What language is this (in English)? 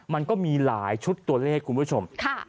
Thai